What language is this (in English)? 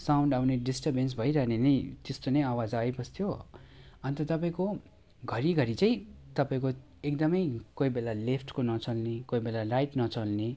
Nepali